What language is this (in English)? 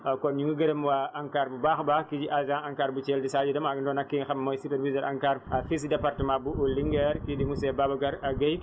Wolof